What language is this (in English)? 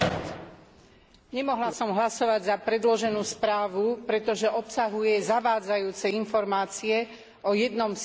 Slovak